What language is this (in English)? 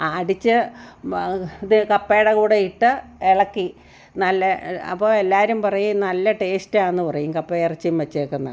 Malayalam